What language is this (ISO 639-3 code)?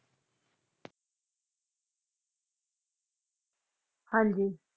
pan